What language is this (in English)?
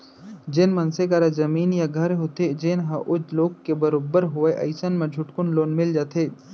Chhattisgarhi